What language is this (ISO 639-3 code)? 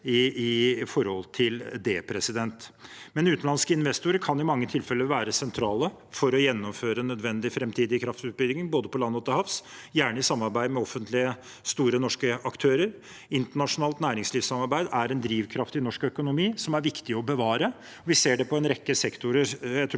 nor